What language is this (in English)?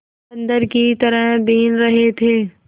Hindi